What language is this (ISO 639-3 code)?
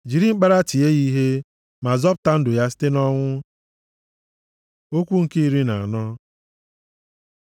ibo